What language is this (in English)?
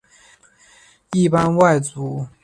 Chinese